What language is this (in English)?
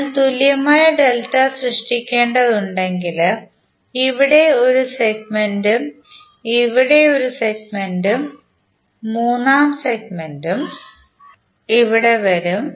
Malayalam